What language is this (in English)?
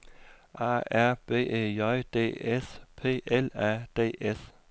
Danish